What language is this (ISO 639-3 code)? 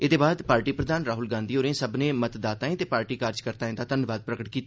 doi